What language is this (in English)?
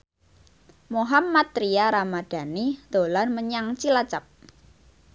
Javanese